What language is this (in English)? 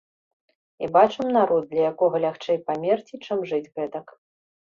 Belarusian